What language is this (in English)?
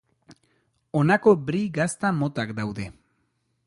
Basque